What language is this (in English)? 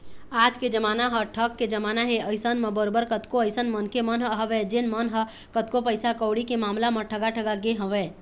Chhattisgarhi